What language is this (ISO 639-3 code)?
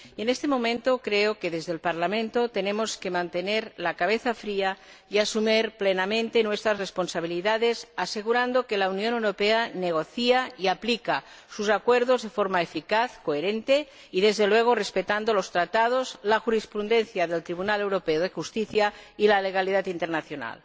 spa